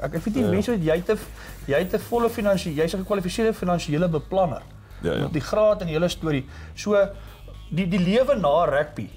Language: Dutch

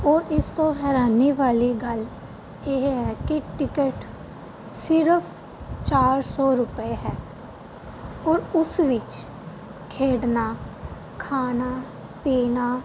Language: Punjabi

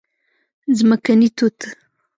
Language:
Pashto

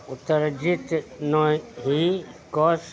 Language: Maithili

